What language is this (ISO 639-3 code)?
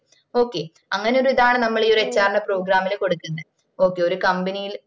mal